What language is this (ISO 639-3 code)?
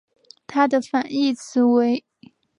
zho